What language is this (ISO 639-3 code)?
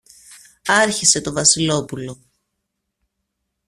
ell